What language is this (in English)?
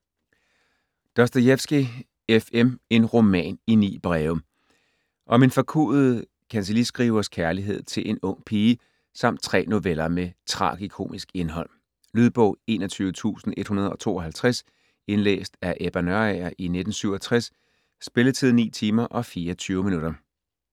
Danish